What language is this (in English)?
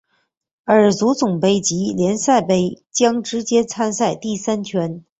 Chinese